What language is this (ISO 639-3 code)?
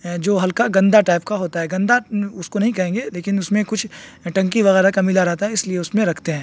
urd